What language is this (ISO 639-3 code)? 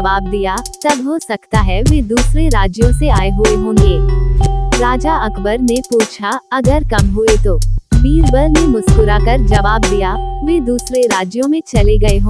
hin